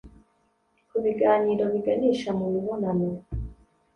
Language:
Kinyarwanda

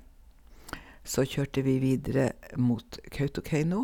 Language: Norwegian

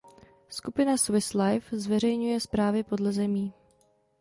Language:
Czech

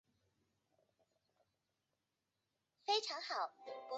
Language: Chinese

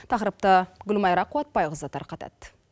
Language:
Kazakh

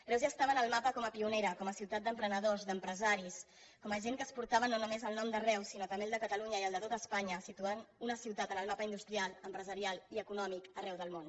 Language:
Catalan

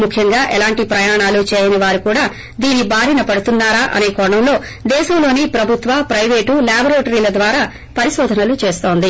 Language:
Telugu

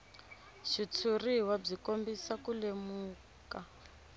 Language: Tsonga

